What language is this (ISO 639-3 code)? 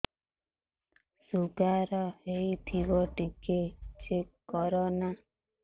ori